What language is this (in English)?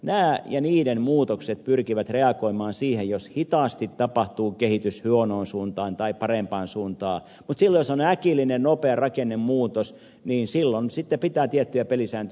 Finnish